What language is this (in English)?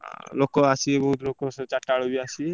Odia